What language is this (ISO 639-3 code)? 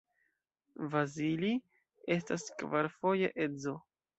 epo